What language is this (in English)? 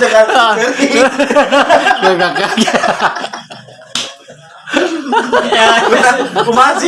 Indonesian